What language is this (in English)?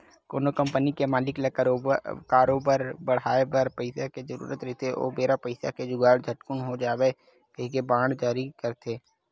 Chhattisgarhi